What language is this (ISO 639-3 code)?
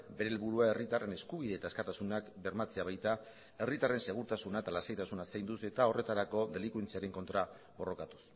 eus